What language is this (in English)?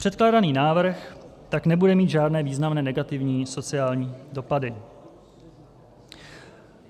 Czech